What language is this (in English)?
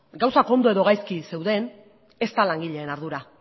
Basque